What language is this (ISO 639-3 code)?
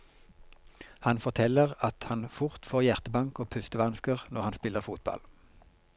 nor